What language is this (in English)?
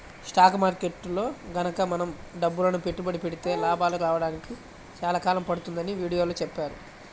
Telugu